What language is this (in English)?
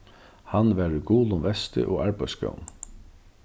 Faroese